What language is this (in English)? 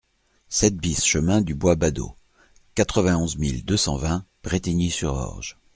French